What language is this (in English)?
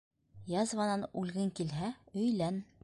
Bashkir